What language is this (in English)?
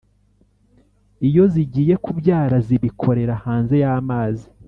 Kinyarwanda